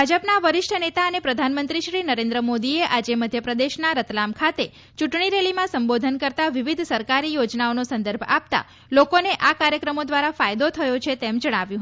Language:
Gujarati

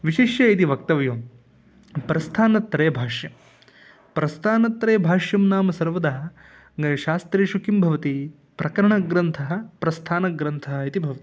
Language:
Sanskrit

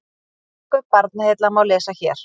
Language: Icelandic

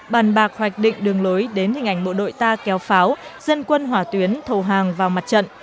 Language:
Vietnamese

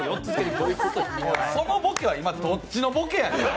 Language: Japanese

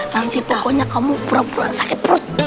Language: Indonesian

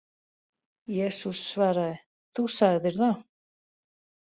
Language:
Icelandic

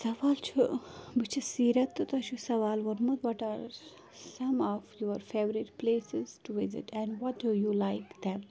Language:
Kashmiri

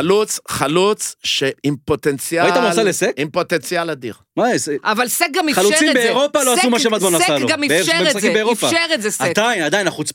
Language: Hebrew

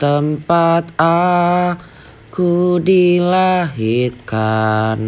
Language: Indonesian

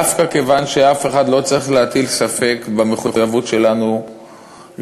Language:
Hebrew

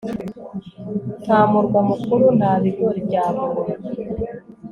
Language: Kinyarwanda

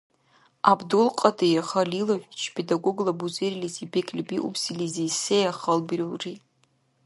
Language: Dargwa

